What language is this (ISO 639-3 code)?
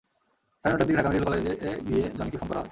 ben